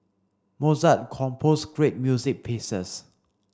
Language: English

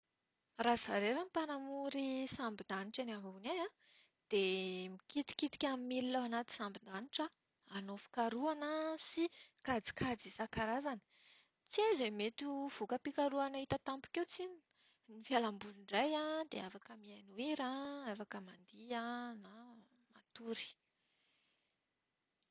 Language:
Malagasy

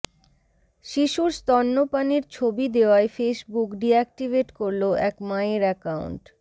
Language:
Bangla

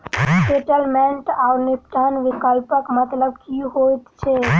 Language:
Maithili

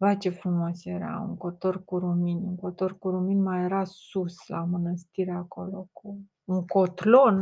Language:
Romanian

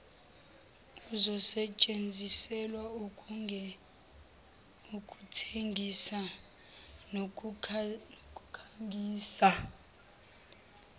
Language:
Zulu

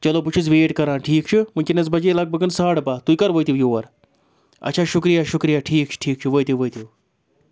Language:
Kashmiri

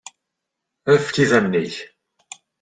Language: Kabyle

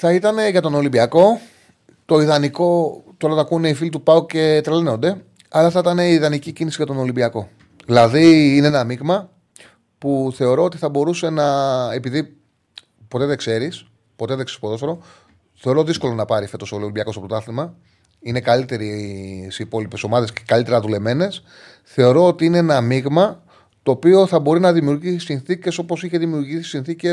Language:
Greek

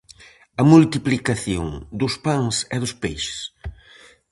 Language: Galician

